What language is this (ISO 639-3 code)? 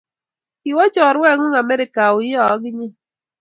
kln